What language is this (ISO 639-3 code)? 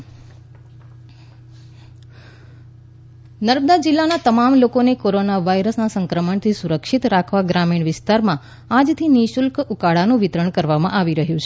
guj